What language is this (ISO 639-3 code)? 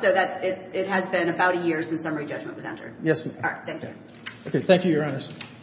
eng